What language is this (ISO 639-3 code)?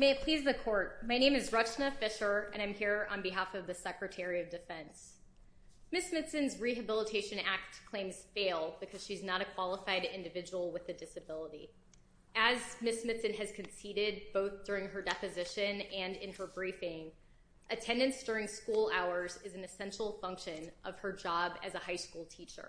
eng